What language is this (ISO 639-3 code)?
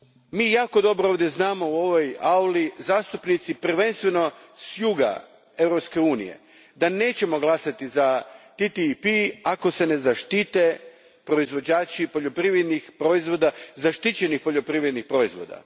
hrv